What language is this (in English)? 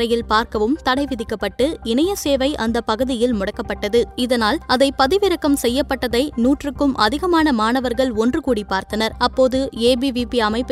Tamil